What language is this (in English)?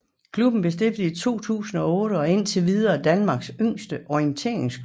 Danish